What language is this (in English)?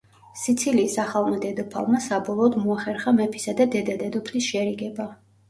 Georgian